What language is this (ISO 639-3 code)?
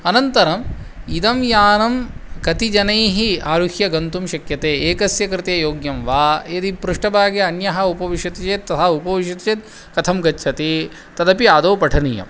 san